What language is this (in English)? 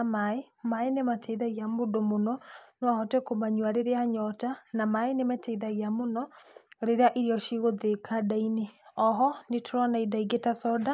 Kikuyu